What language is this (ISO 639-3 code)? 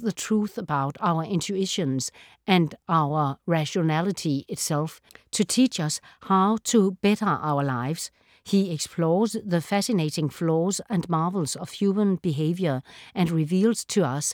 dan